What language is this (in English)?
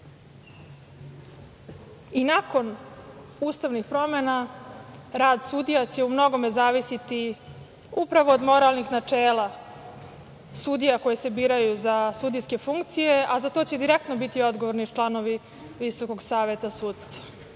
Serbian